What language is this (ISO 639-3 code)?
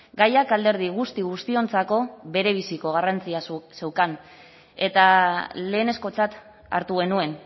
eus